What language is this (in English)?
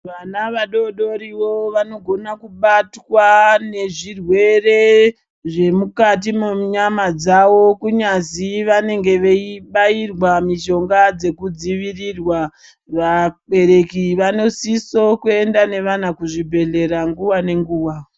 Ndau